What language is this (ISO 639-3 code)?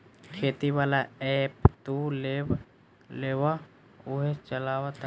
bho